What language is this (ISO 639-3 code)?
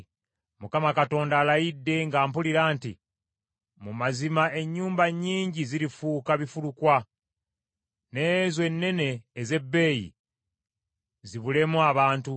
lug